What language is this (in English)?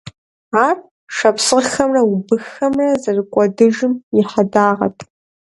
Kabardian